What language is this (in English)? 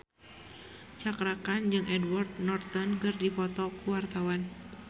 Sundanese